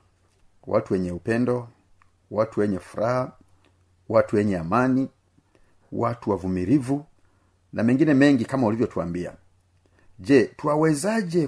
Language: Swahili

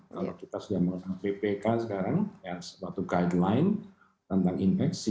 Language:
Indonesian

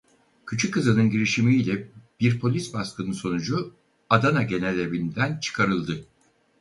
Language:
Turkish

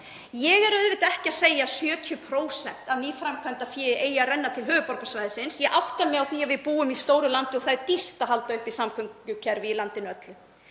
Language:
Icelandic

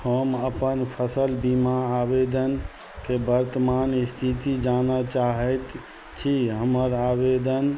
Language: Maithili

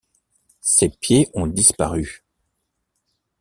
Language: French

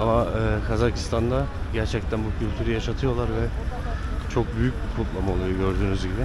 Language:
Turkish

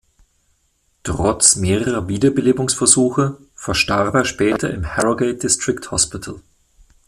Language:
German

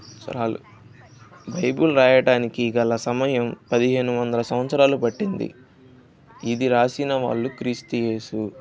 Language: Telugu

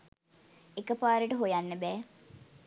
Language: Sinhala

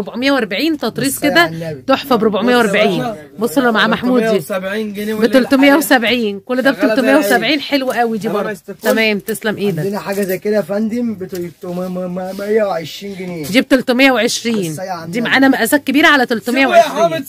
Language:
Arabic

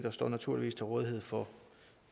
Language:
Danish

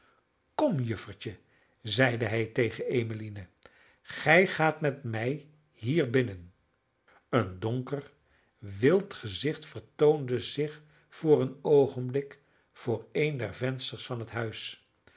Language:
Dutch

